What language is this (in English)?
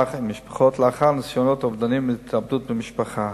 Hebrew